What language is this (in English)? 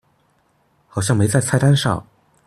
Chinese